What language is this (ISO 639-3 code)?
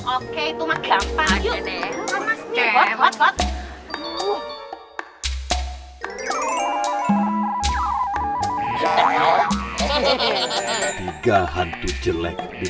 ind